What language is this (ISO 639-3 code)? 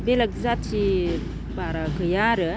brx